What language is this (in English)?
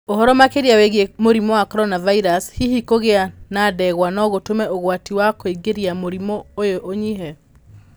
Kikuyu